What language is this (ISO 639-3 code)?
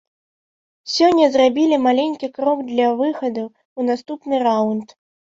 bel